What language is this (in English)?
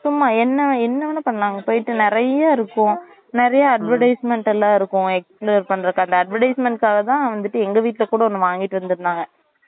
Tamil